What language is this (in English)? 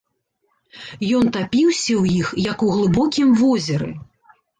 Belarusian